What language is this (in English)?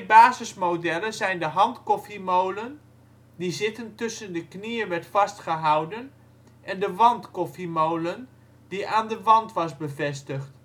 Dutch